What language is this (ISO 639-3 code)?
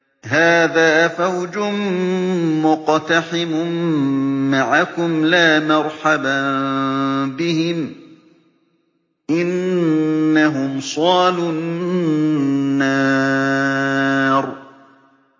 ara